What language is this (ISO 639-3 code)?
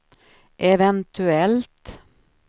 swe